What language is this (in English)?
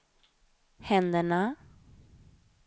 Swedish